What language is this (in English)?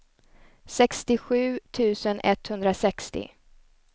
Swedish